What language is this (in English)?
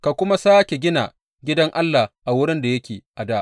Hausa